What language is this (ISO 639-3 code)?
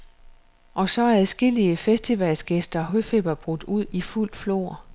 dan